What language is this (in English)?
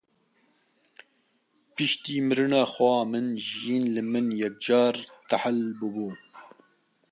Kurdish